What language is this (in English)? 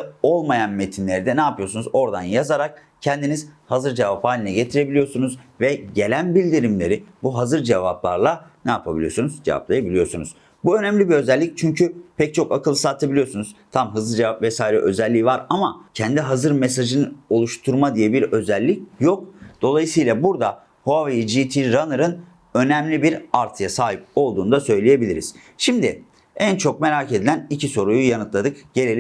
Turkish